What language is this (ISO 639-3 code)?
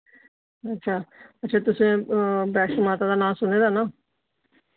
doi